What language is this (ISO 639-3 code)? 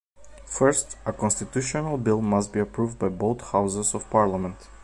eng